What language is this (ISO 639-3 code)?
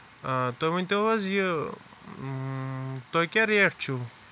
kas